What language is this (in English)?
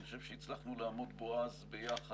Hebrew